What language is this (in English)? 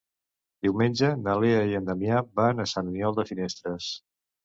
Catalan